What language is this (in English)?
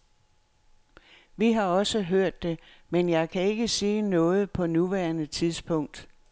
Danish